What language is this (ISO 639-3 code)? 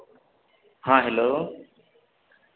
mai